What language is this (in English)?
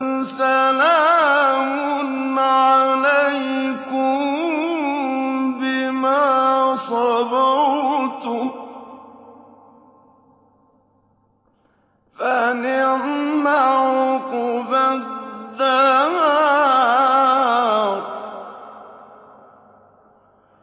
Arabic